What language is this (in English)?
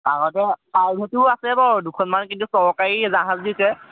Assamese